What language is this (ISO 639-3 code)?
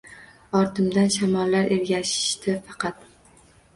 uzb